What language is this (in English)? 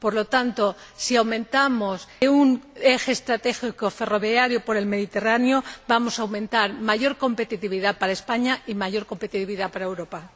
Spanish